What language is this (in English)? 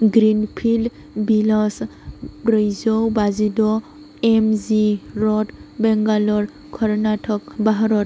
Bodo